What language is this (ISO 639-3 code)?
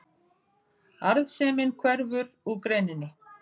isl